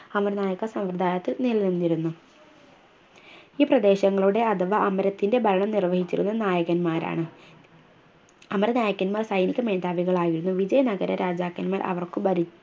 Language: Malayalam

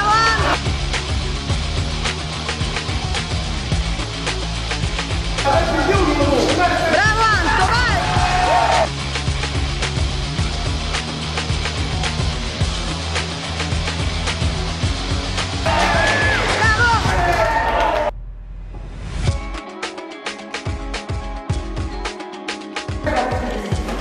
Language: Italian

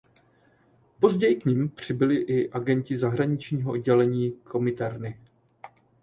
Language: Czech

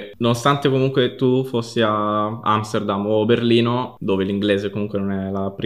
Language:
Italian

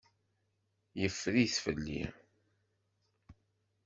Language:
Kabyle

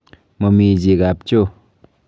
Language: Kalenjin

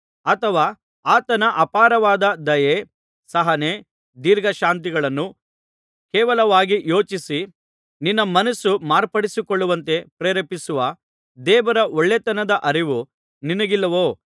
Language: Kannada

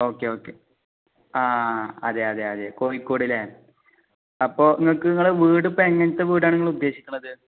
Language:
Malayalam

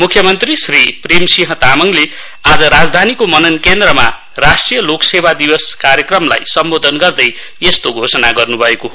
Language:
Nepali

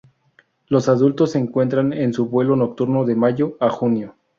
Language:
Spanish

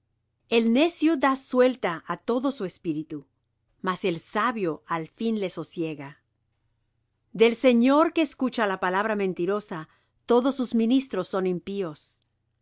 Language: Spanish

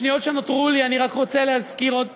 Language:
Hebrew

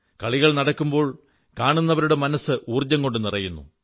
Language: Malayalam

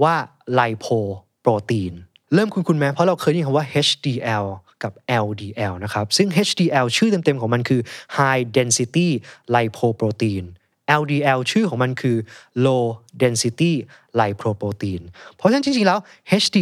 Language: Thai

